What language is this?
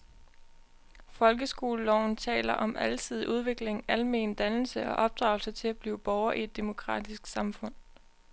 Danish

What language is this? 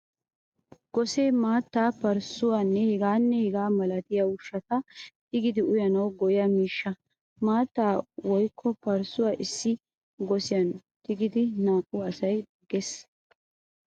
Wolaytta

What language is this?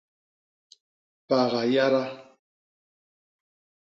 Basaa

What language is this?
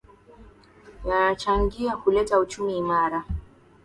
Swahili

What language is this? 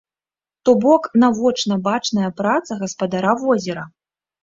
Belarusian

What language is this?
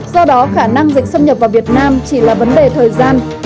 Vietnamese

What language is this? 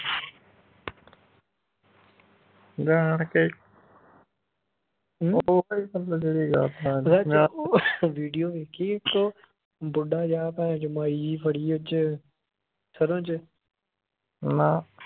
Punjabi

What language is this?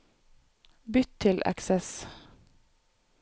Norwegian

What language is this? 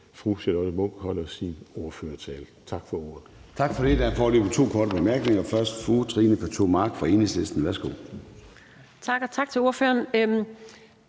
Danish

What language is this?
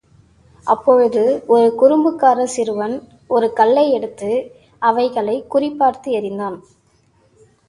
Tamil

